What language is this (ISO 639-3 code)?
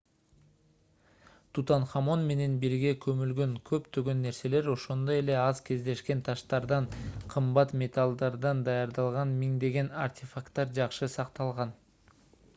kir